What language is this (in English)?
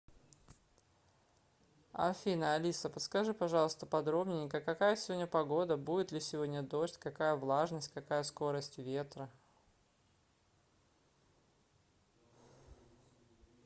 Russian